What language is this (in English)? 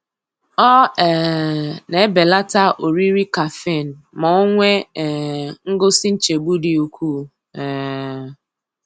Igbo